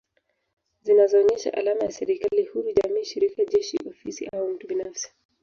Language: Swahili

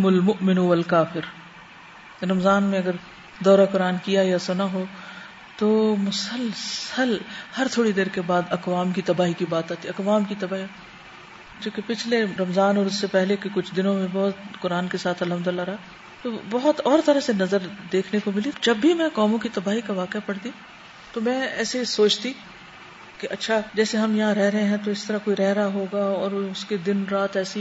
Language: Urdu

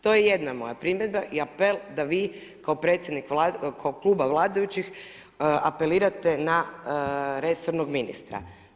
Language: Croatian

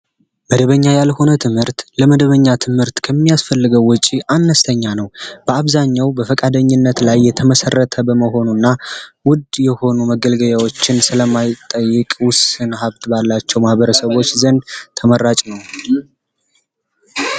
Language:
Amharic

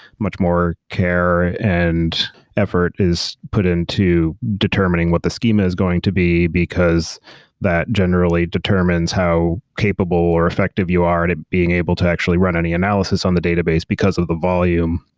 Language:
English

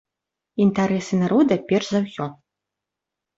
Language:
Belarusian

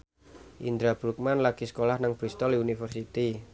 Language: Javanese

